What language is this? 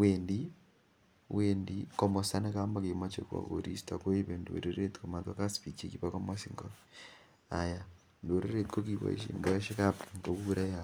Kalenjin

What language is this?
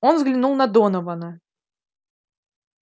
Russian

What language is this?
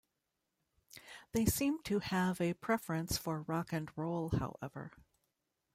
English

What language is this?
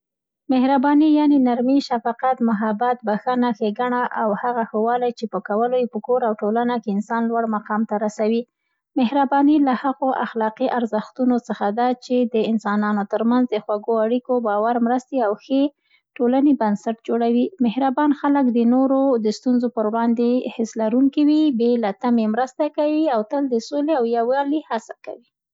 Central Pashto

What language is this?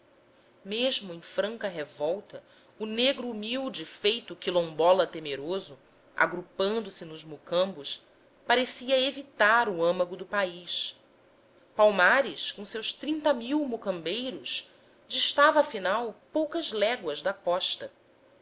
Portuguese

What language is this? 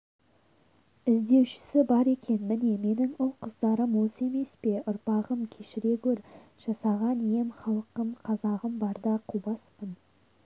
Kazakh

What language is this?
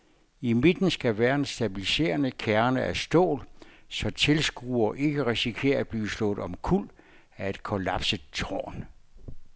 Danish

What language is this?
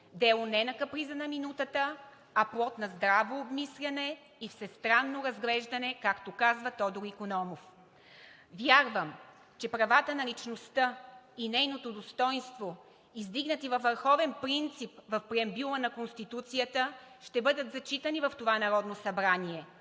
Bulgarian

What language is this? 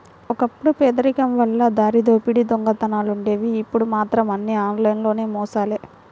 Telugu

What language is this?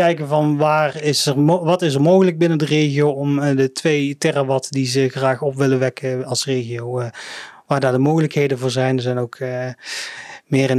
Dutch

